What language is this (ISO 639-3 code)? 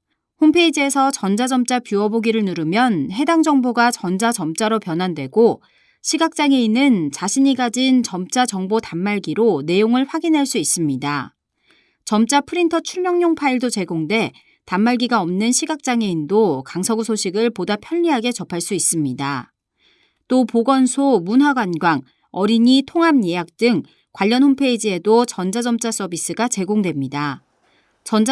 kor